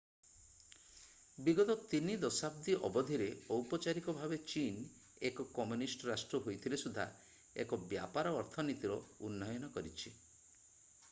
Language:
Odia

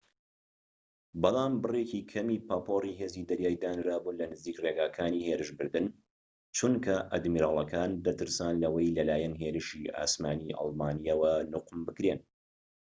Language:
Central Kurdish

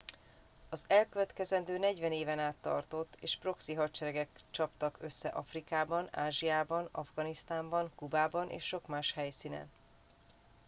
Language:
Hungarian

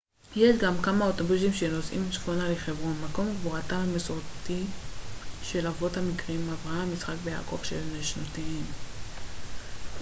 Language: Hebrew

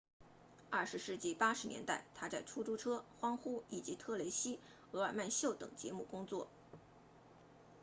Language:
Chinese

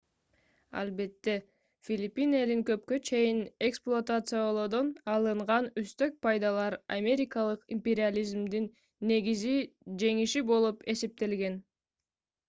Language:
Kyrgyz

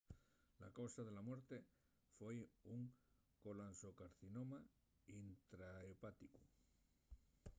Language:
Asturian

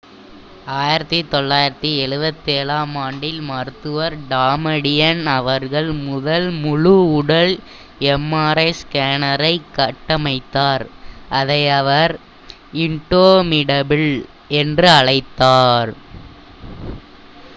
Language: Tamil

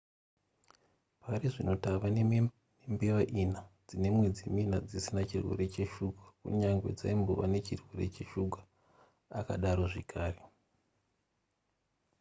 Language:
Shona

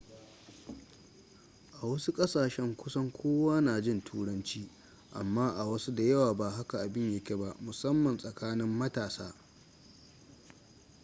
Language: Hausa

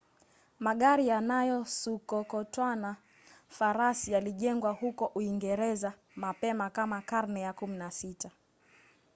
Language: Swahili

